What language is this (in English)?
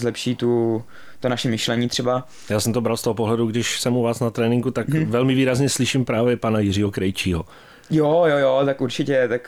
Czech